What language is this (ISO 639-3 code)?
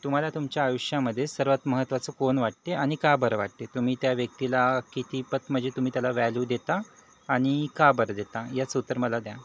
mar